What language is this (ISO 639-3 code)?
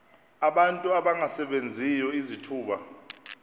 xho